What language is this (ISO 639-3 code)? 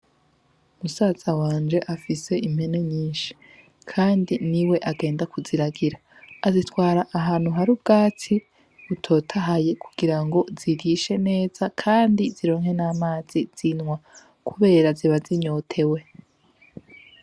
run